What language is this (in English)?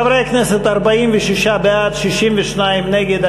Hebrew